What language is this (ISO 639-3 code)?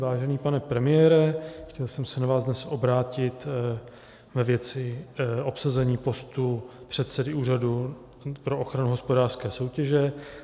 ces